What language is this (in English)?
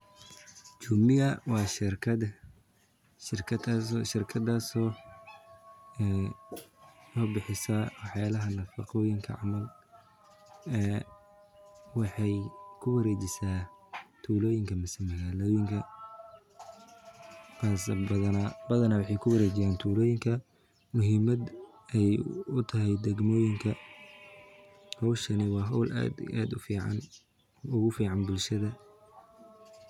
Somali